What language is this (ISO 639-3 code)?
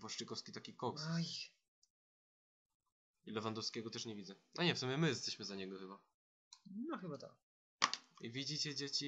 pol